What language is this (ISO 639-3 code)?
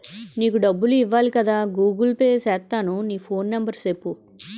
tel